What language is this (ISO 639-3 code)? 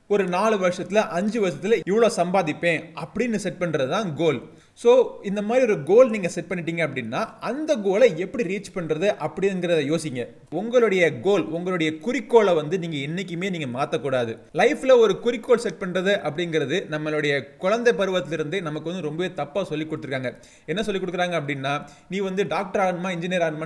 tam